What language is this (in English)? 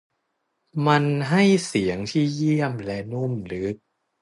Thai